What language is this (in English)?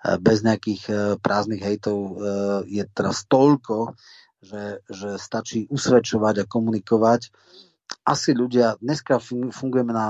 Slovak